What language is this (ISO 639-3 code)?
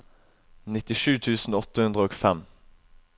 nor